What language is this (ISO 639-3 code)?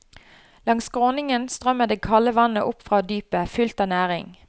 nor